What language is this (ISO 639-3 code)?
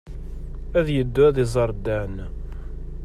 kab